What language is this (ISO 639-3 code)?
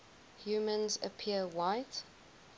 eng